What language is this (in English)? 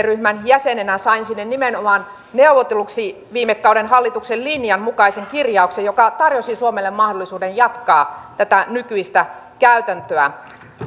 Finnish